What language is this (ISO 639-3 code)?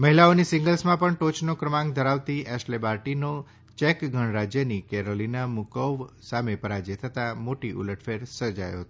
guj